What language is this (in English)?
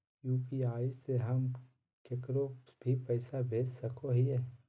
Magahi